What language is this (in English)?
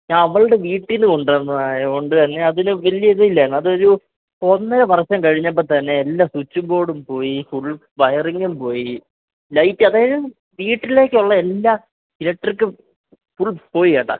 Malayalam